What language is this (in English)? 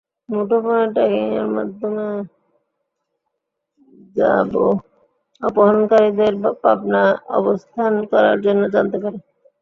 Bangla